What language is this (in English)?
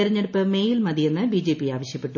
Malayalam